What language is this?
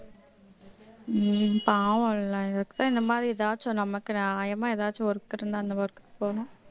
Tamil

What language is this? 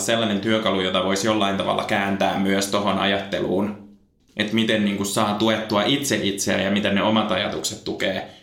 Finnish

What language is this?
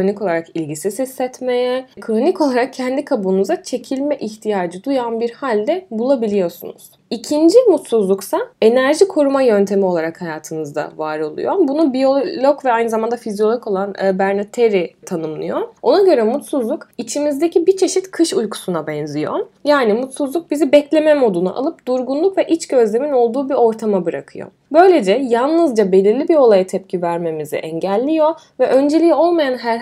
Turkish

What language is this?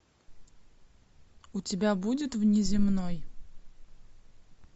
Russian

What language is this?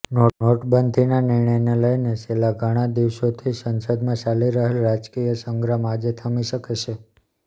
Gujarati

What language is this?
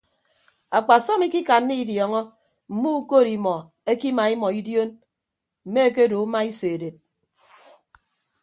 Ibibio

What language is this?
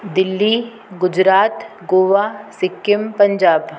Sindhi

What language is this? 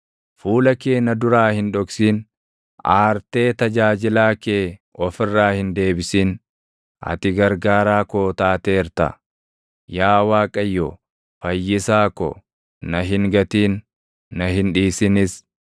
Oromo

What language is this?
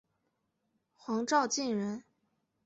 Chinese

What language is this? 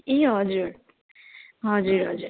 Nepali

